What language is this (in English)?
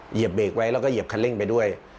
Thai